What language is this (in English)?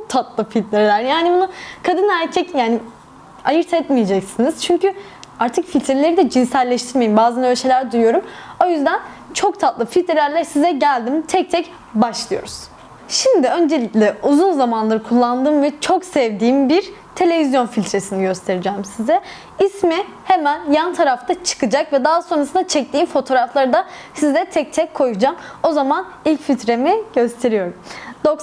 Turkish